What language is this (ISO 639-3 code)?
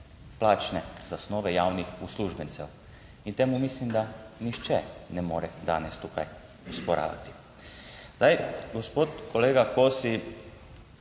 slv